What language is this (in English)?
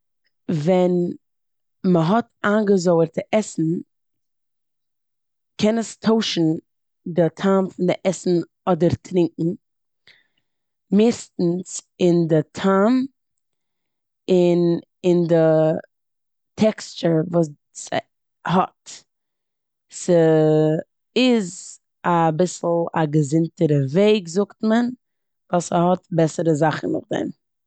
Yiddish